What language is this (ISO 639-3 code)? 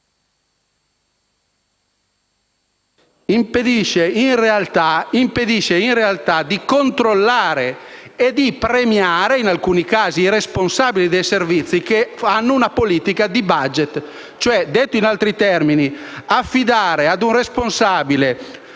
ita